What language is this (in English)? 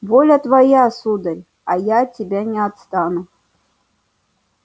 Russian